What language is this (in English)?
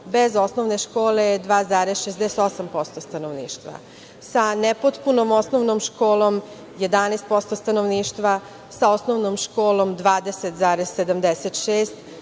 Serbian